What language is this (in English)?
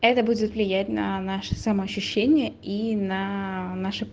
Russian